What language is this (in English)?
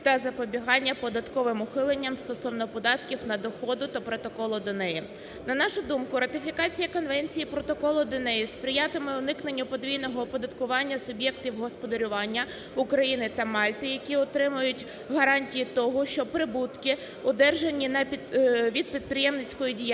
Ukrainian